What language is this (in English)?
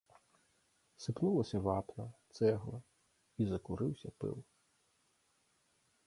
Belarusian